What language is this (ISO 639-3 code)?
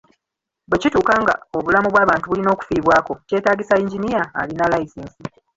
lug